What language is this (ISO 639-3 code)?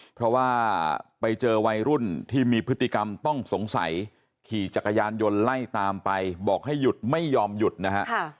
tha